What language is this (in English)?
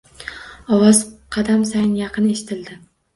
Uzbek